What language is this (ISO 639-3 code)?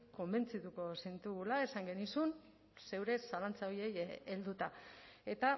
eus